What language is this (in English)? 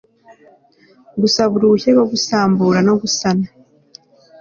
Kinyarwanda